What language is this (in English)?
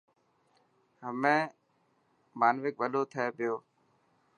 Dhatki